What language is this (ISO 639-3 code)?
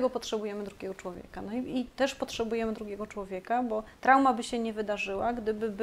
pol